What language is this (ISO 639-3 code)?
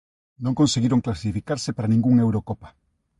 glg